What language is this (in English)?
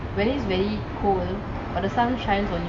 English